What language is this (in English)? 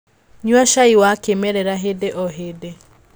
Kikuyu